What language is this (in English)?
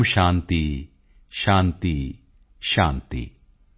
Punjabi